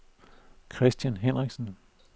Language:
Danish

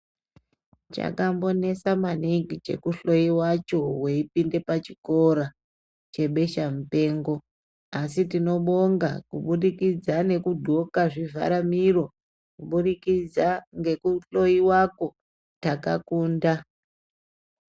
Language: Ndau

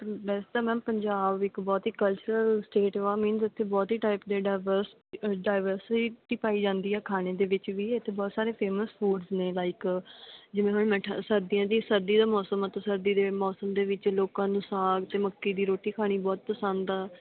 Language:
Punjabi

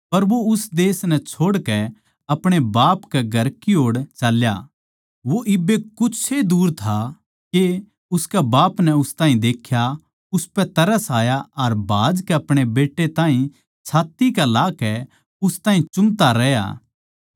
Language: Haryanvi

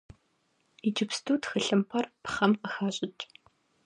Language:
Kabardian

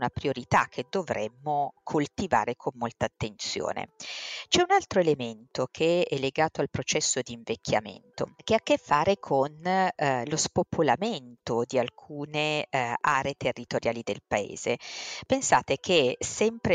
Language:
Italian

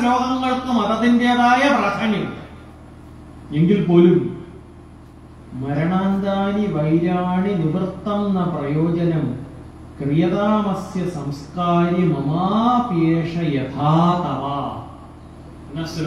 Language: Malayalam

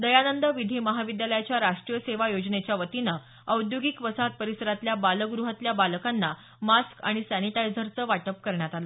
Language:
Marathi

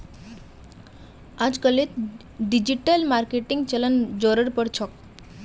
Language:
Magahi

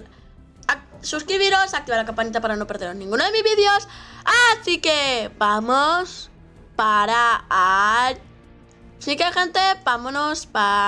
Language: Spanish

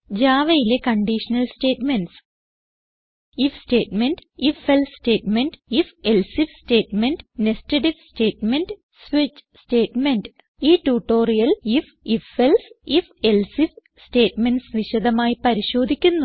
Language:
Malayalam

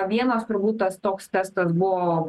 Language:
Lithuanian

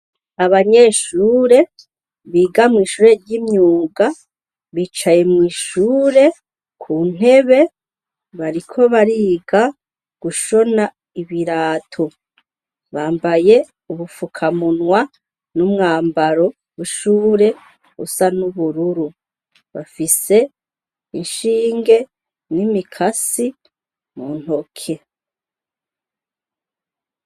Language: Rundi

